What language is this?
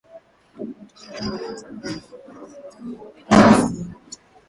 Swahili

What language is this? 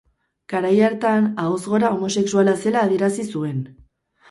Basque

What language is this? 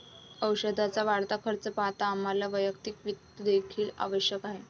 Marathi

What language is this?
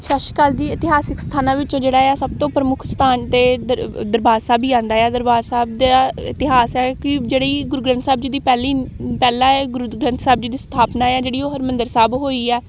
Punjabi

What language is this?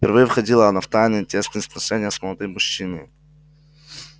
Russian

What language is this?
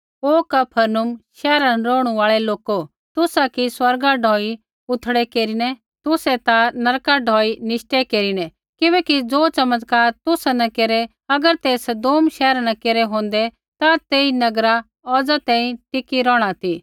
Kullu Pahari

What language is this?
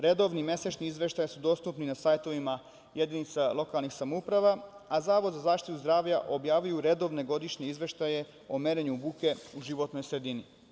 Serbian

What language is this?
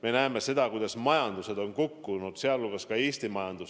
Estonian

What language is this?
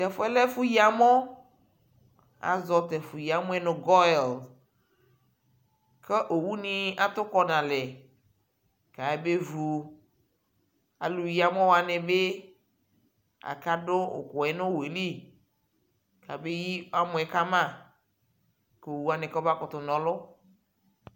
Ikposo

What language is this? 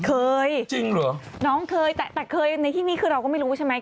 Thai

